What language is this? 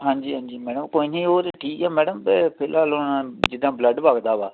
Punjabi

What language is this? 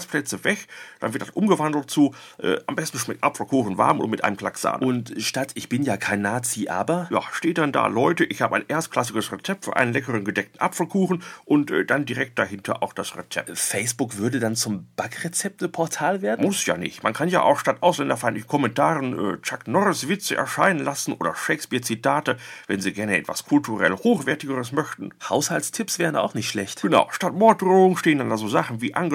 German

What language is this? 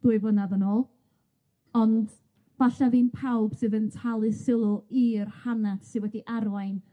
Welsh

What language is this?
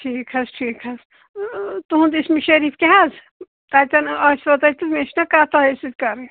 Kashmiri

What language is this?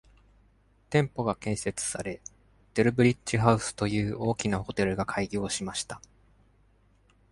Japanese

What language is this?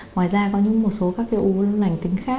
Vietnamese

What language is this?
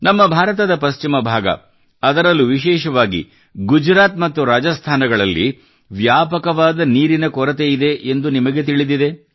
Kannada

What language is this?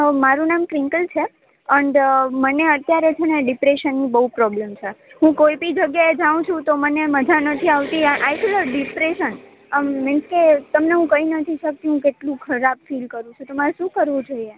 Gujarati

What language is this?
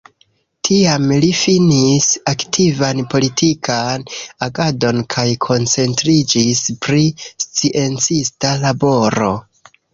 Esperanto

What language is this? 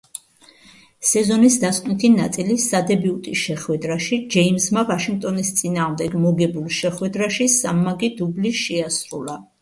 Georgian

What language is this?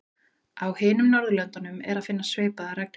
Icelandic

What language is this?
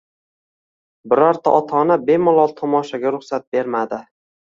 Uzbek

